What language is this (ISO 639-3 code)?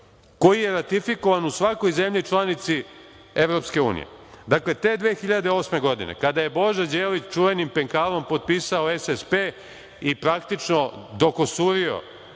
srp